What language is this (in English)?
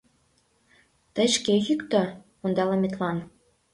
Mari